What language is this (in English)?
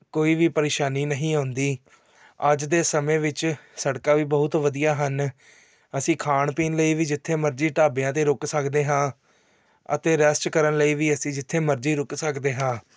Punjabi